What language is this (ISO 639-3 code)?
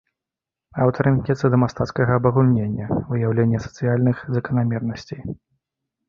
bel